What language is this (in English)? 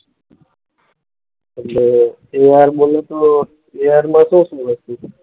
Gujarati